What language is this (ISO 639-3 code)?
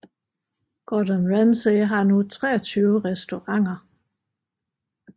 dan